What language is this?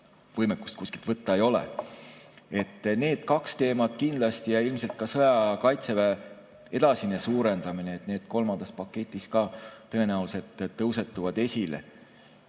Estonian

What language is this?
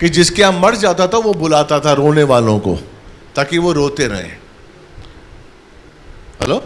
Hindi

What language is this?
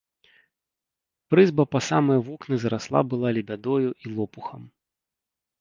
Belarusian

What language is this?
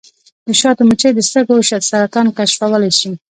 Pashto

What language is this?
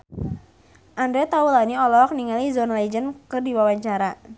Sundanese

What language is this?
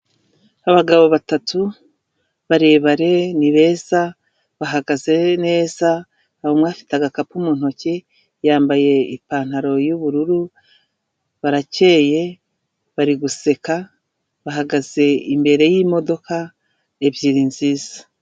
Kinyarwanda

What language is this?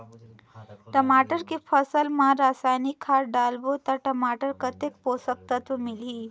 Chhattisgarhi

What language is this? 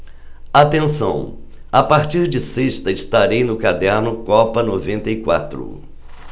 Portuguese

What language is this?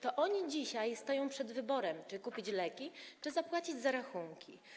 Polish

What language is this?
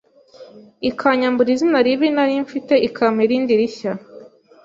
Kinyarwanda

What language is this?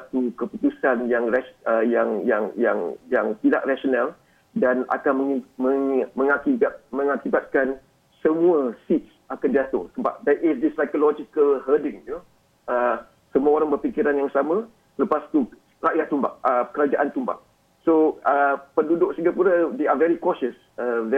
Malay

